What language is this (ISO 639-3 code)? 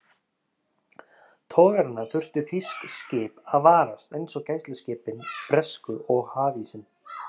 isl